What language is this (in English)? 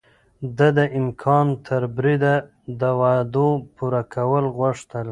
Pashto